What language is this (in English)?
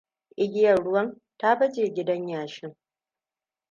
Hausa